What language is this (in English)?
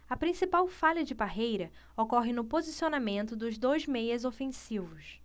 Portuguese